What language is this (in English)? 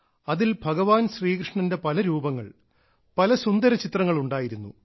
Malayalam